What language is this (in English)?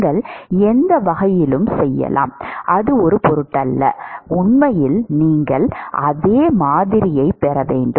Tamil